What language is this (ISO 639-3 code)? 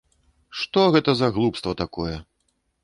bel